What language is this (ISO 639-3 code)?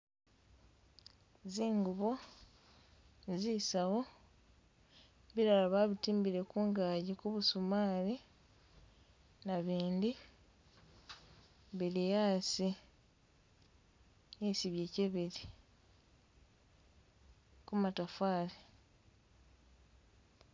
myx